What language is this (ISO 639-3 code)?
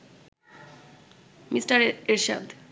ben